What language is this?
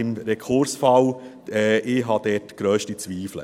Swiss German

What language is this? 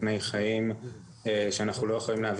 Hebrew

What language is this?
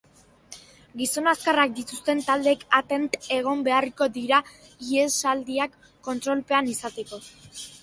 Basque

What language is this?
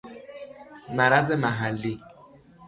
Persian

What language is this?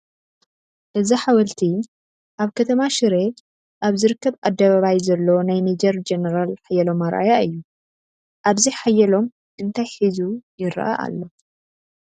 Tigrinya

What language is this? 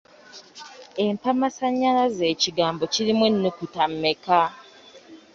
Ganda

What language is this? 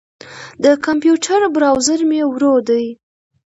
Pashto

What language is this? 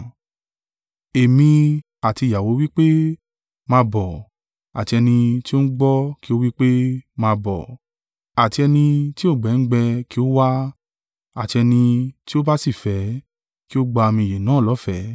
Yoruba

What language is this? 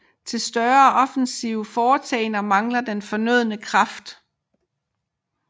Danish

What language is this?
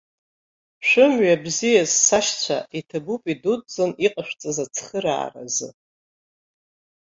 Abkhazian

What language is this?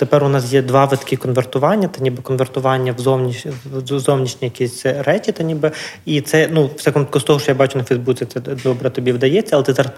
Ukrainian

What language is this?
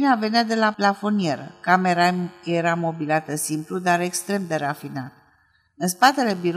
Romanian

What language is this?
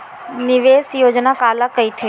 Chhattisgarhi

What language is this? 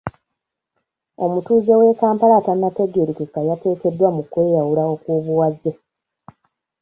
Ganda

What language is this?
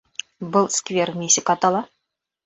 Bashkir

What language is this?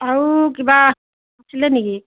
Assamese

